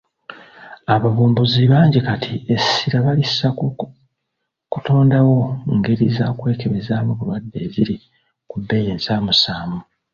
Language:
Ganda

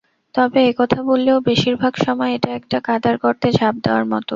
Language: Bangla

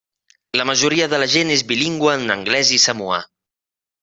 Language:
Catalan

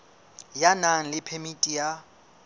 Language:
Southern Sotho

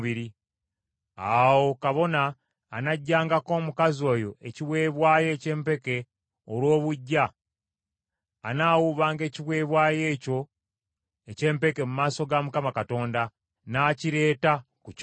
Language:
Ganda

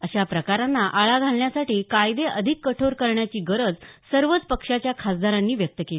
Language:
Marathi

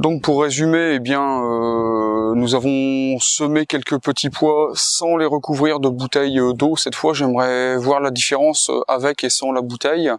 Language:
French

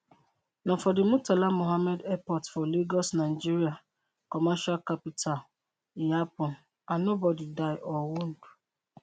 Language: Nigerian Pidgin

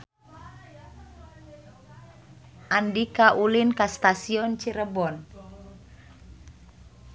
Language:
Sundanese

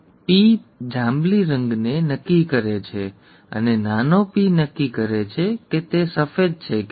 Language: Gujarati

